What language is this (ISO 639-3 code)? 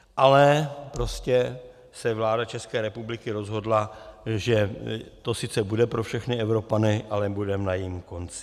ces